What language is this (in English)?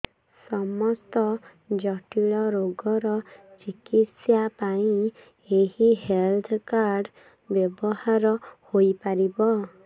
Odia